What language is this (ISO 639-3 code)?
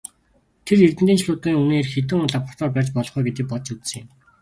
mon